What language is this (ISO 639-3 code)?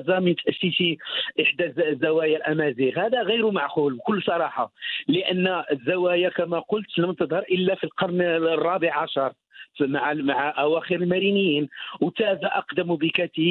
ara